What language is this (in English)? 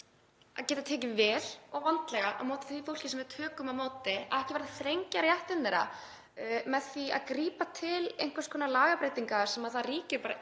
Icelandic